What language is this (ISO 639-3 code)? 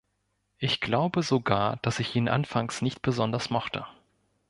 deu